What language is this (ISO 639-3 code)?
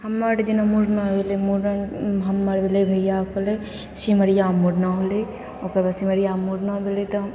mai